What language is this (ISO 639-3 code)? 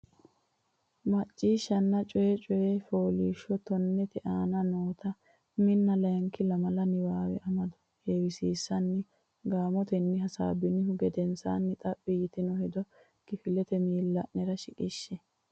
sid